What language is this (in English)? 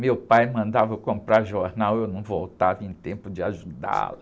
Portuguese